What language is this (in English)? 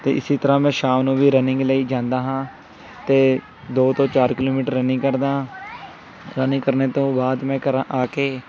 Punjabi